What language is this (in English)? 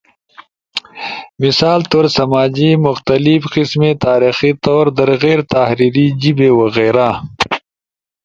Ushojo